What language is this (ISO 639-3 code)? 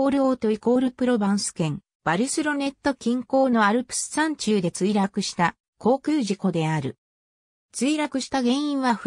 jpn